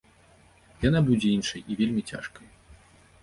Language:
Belarusian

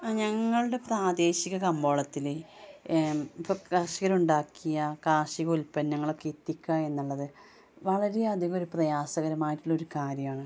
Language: Malayalam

